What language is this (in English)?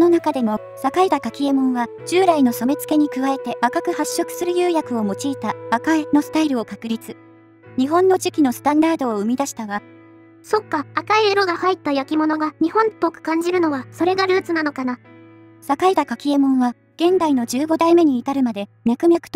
Japanese